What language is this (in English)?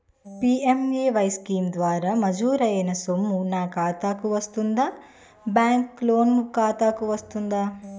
Telugu